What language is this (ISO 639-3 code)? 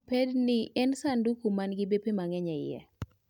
luo